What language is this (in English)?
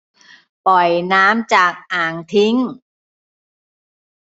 Thai